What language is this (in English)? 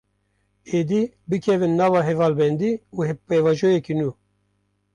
Kurdish